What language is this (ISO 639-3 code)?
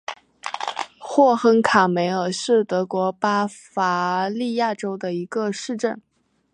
zho